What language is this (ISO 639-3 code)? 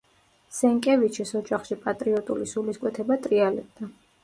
kat